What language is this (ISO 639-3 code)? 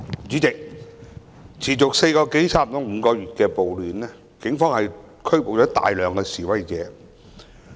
yue